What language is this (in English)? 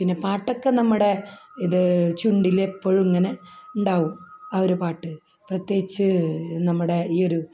Malayalam